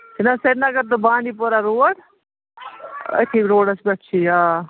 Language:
Kashmiri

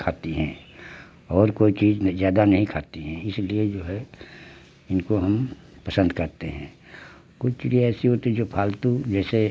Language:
Hindi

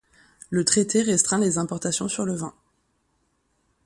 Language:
French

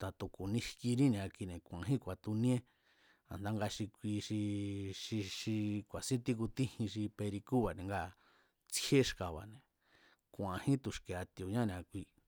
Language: Mazatlán Mazatec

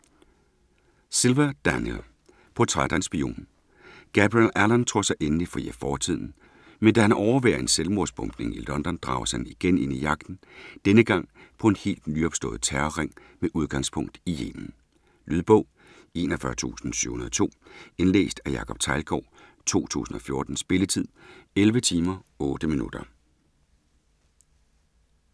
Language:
Danish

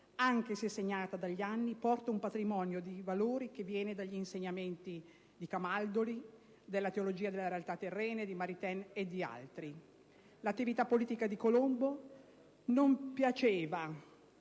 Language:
Italian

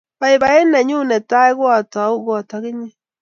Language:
Kalenjin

